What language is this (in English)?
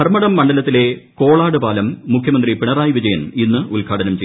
Malayalam